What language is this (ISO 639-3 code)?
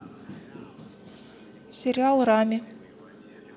rus